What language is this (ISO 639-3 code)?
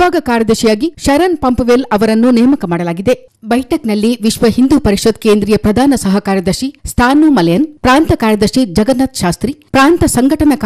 hin